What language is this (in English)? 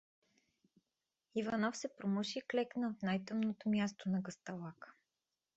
Bulgarian